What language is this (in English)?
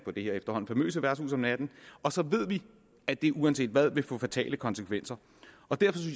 Danish